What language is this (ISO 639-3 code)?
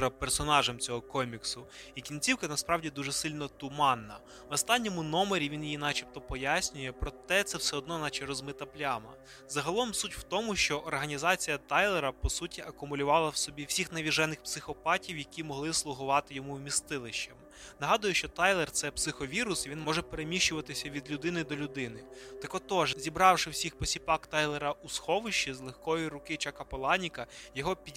ukr